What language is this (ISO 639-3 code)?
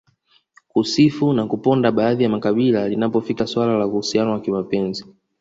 swa